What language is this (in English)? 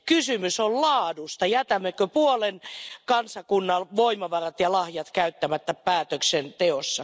Finnish